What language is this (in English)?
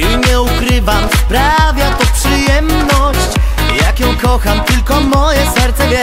Polish